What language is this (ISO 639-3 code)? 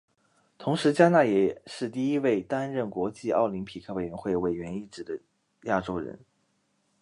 zho